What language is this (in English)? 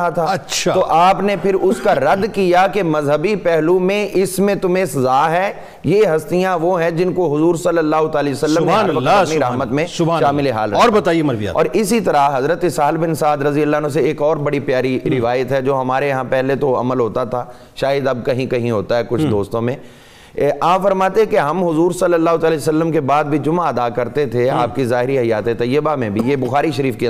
Urdu